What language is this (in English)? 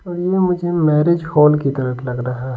Hindi